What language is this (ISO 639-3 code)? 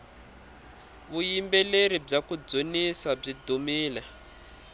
tso